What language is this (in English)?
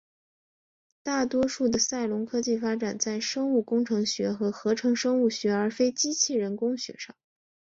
Chinese